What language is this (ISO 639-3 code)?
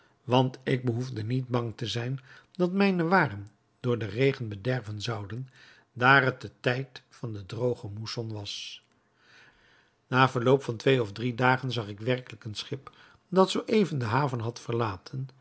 nld